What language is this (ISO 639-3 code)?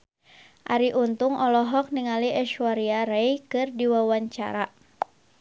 sun